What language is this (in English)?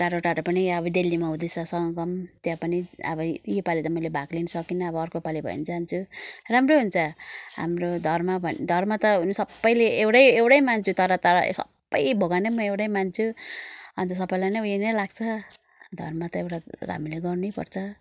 Nepali